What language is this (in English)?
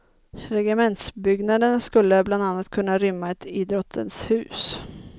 Swedish